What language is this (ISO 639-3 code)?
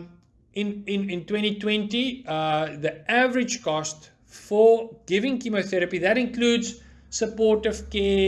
eng